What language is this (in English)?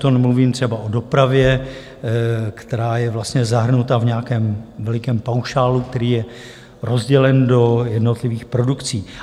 Czech